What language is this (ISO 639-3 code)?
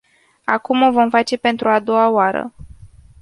ron